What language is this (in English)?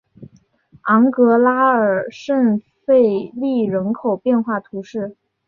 Chinese